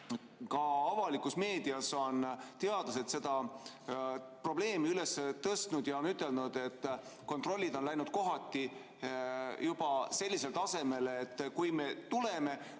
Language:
Estonian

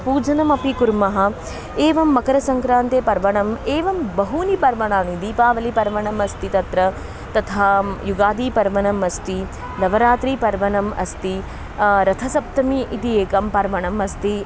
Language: Sanskrit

